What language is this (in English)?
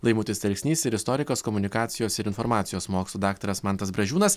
Lithuanian